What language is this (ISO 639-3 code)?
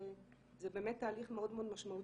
heb